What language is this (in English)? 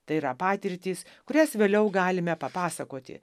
Lithuanian